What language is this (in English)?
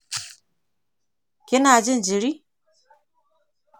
Hausa